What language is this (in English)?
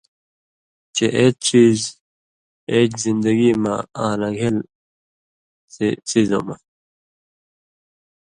Indus Kohistani